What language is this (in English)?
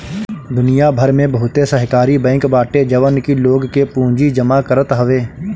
Bhojpuri